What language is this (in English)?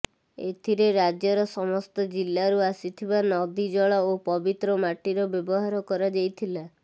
Odia